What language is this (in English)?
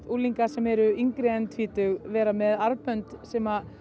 Icelandic